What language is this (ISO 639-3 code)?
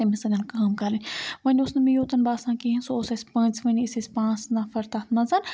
kas